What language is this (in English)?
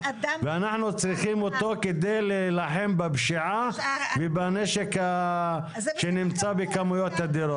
Hebrew